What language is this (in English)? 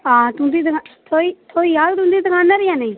Dogri